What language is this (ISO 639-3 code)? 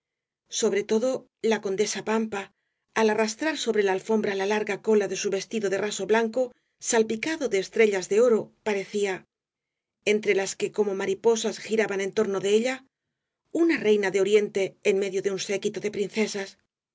spa